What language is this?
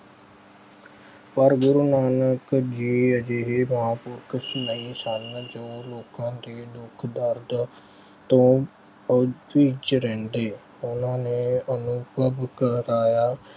Punjabi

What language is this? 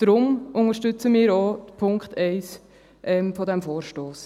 Swiss German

